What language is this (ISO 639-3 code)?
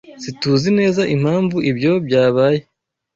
kin